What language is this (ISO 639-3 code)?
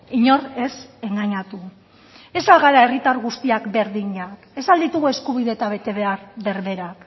eus